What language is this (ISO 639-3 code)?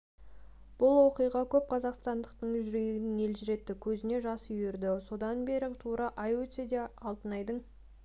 kaz